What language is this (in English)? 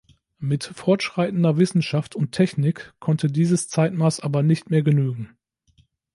German